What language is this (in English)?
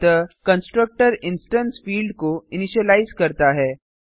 Hindi